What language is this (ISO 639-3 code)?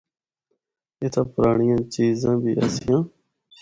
hno